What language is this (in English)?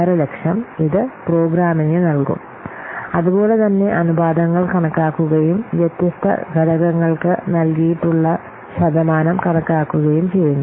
Malayalam